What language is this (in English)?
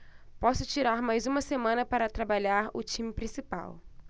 Portuguese